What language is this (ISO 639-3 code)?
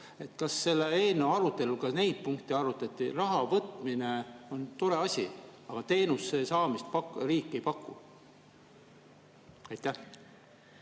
est